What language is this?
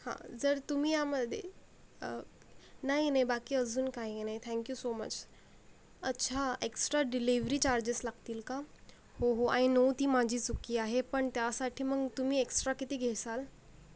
Marathi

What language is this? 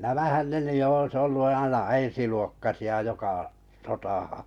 Finnish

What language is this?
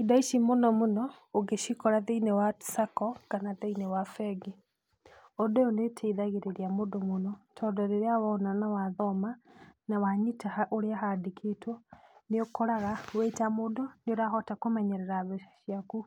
Kikuyu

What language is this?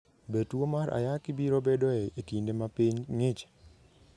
Luo (Kenya and Tanzania)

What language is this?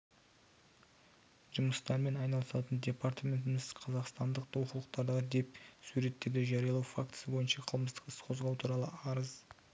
Kazakh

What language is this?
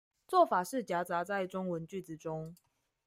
Chinese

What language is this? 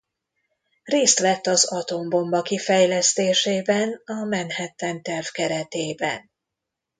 Hungarian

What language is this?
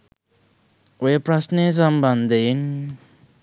Sinhala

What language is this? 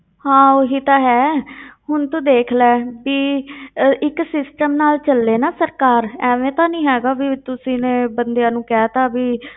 Punjabi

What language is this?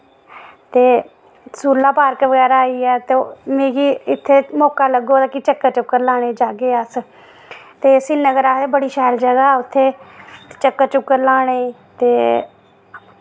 Dogri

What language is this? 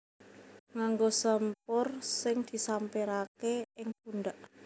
Javanese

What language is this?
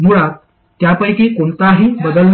Marathi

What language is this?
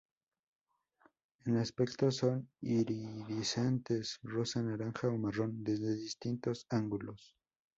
Spanish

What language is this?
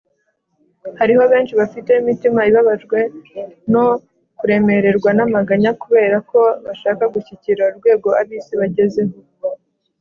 Kinyarwanda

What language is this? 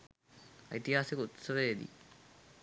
Sinhala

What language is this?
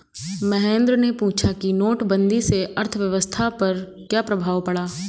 Hindi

